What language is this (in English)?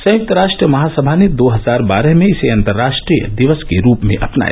Hindi